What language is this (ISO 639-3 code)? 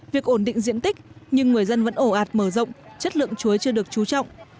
vie